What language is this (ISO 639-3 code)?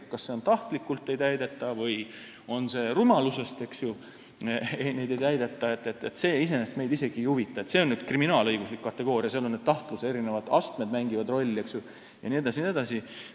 est